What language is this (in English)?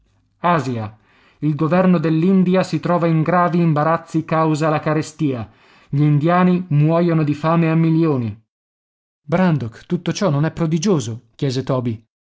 Italian